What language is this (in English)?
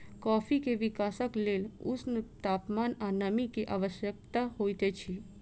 Maithili